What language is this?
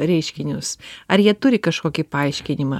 Lithuanian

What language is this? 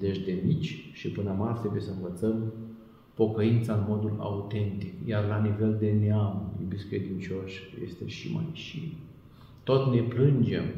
Romanian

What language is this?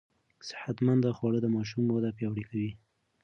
Pashto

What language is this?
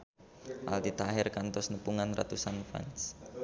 Sundanese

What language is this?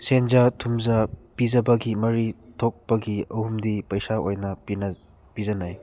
Manipuri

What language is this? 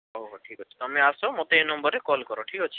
Odia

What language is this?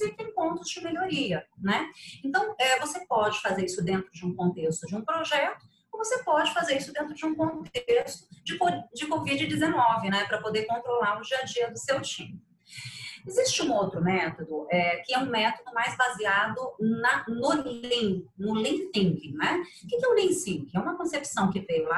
Portuguese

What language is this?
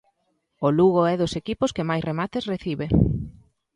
Galician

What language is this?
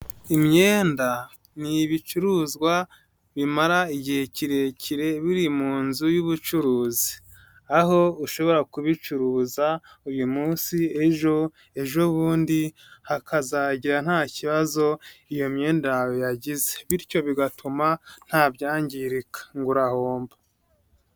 Kinyarwanda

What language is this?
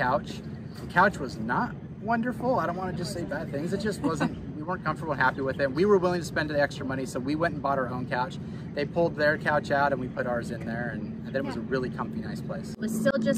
English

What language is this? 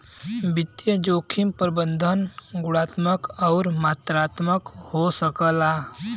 Bhojpuri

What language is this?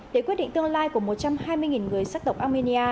Vietnamese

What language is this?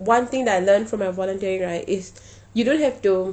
English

